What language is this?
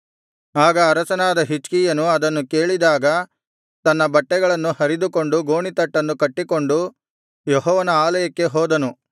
Kannada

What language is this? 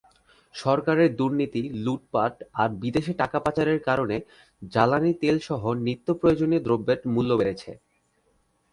Bangla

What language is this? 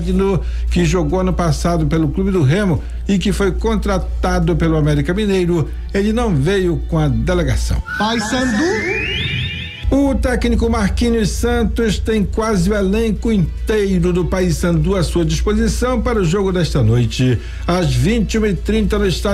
Portuguese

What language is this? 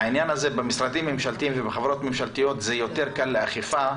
Hebrew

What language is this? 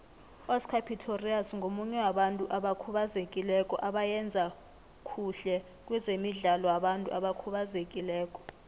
South Ndebele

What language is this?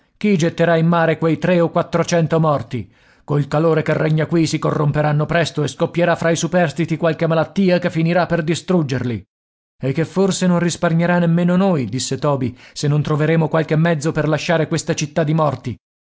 Italian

